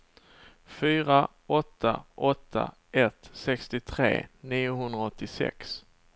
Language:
Swedish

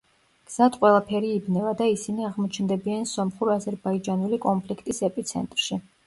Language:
Georgian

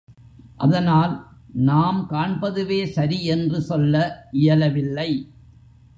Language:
Tamil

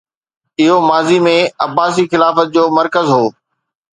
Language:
Sindhi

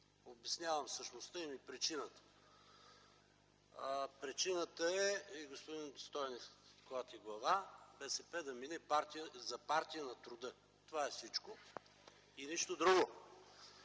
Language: Bulgarian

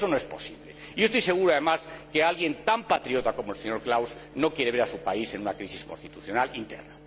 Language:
Spanish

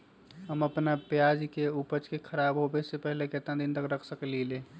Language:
Magahi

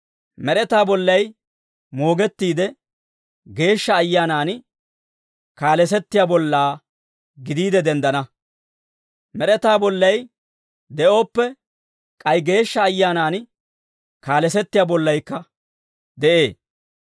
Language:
Dawro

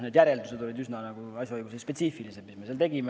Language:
Estonian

